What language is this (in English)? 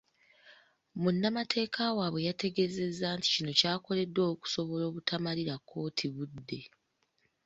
Ganda